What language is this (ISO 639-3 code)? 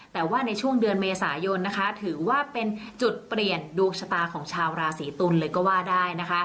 tha